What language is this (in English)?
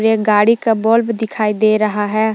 Hindi